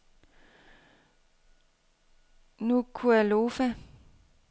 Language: Danish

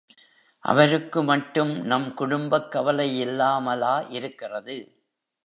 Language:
Tamil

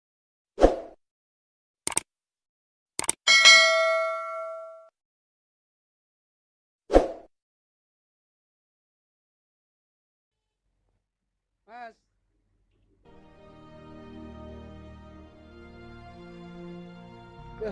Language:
Indonesian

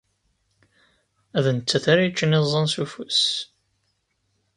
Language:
Kabyle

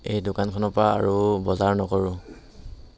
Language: Assamese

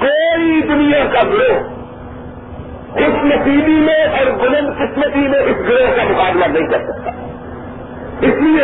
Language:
Urdu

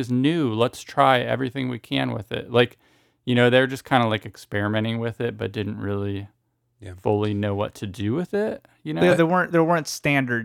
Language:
English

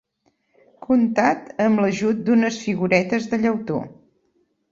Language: Catalan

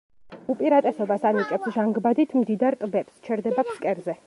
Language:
Georgian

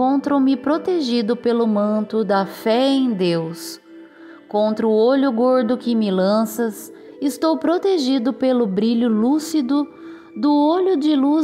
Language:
Portuguese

